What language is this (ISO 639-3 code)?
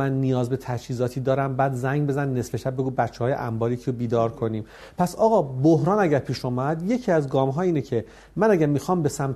fas